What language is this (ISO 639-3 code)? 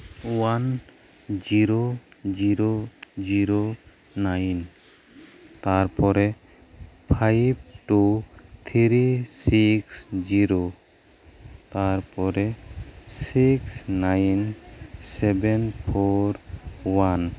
sat